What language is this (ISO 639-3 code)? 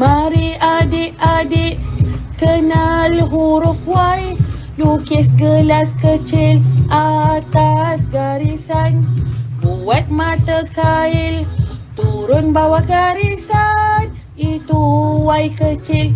msa